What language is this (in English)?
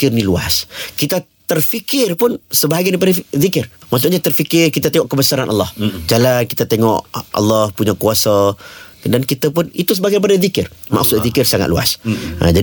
Malay